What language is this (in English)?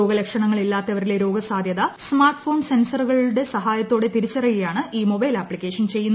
Malayalam